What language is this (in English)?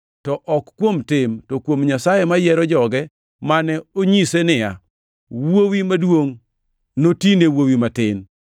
Luo (Kenya and Tanzania)